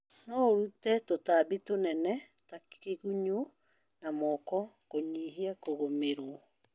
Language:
Kikuyu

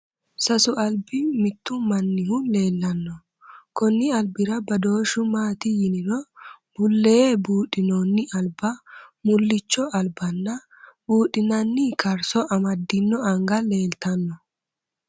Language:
Sidamo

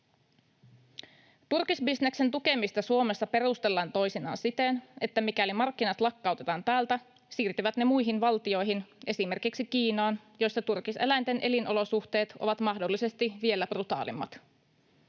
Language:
Finnish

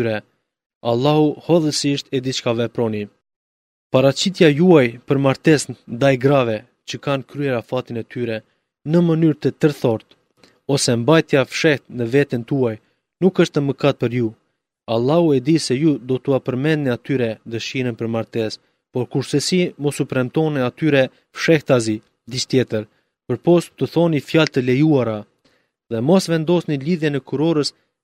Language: Greek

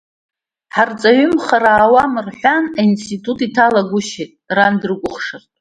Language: Abkhazian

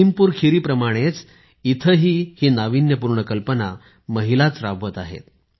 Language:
Marathi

